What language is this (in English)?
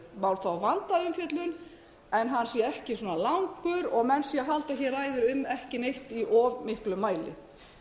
Icelandic